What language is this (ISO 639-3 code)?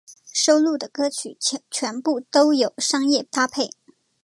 zho